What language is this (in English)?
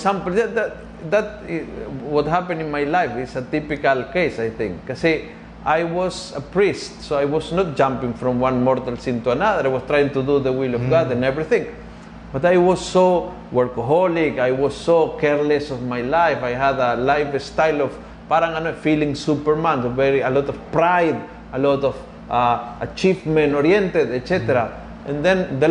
Filipino